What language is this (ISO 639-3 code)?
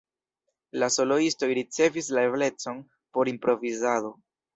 epo